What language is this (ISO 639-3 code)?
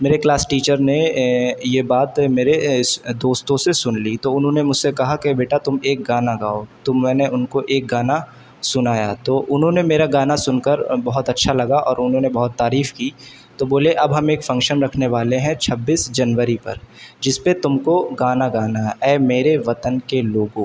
urd